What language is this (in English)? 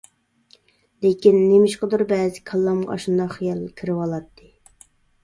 Uyghur